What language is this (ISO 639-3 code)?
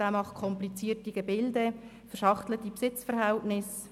gsw